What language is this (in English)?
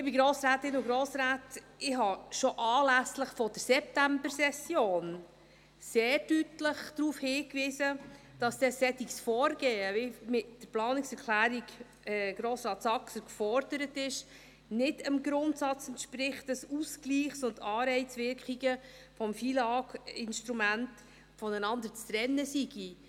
Swiss German